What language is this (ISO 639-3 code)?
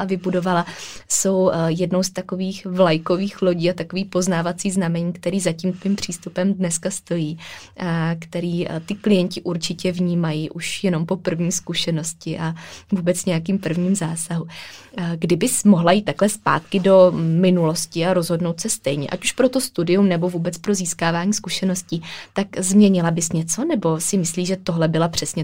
ces